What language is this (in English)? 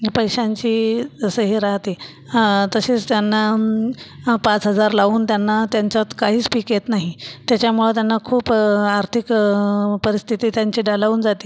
Marathi